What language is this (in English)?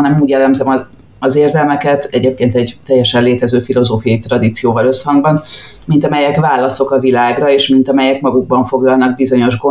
Hungarian